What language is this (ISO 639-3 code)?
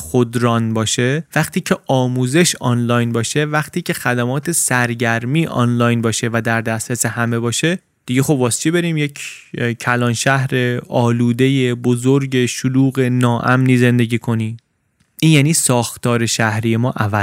fas